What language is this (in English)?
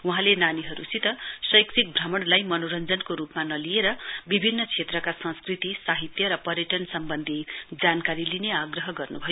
Nepali